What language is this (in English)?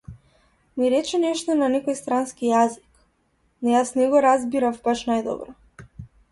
Macedonian